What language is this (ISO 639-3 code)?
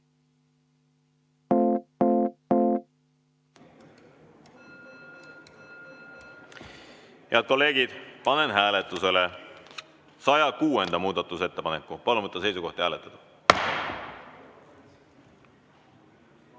est